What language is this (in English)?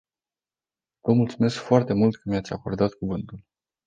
Romanian